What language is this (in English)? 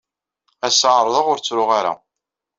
Kabyle